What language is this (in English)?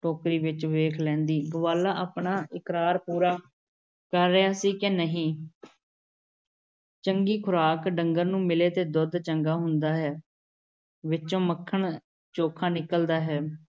Punjabi